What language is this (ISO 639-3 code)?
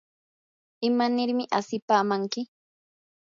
qur